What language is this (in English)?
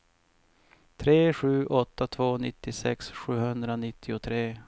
Swedish